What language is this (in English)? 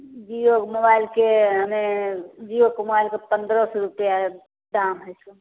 Maithili